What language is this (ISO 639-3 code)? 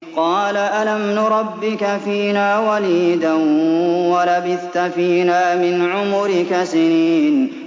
ara